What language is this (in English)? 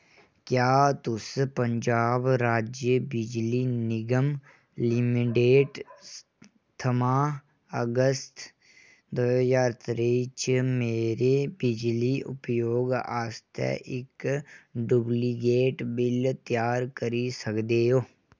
Dogri